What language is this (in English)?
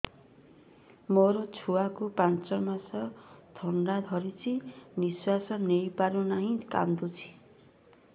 Odia